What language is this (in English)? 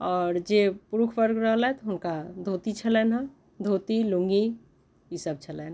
Maithili